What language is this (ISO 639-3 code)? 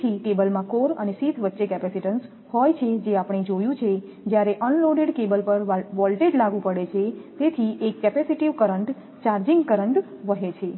guj